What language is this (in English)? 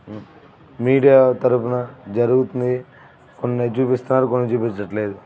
Telugu